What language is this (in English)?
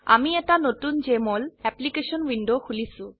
Assamese